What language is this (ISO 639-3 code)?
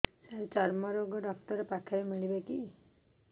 ori